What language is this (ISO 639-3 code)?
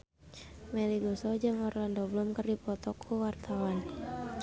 sun